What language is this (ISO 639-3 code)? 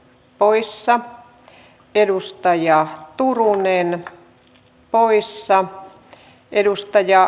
fin